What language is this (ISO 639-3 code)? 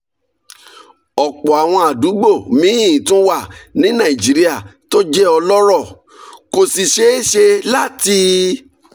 yor